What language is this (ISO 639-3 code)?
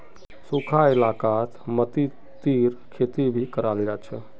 mag